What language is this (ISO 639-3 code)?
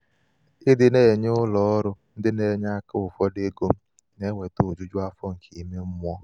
ibo